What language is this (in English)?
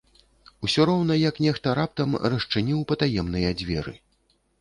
Belarusian